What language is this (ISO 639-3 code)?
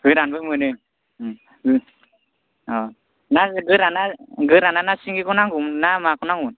brx